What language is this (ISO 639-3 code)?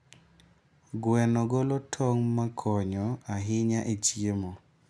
luo